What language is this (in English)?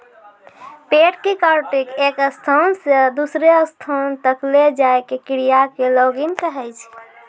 Maithili